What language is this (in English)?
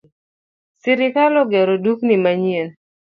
Luo (Kenya and Tanzania)